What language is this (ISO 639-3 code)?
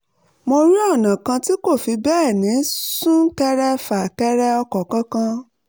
yor